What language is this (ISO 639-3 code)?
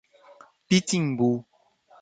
por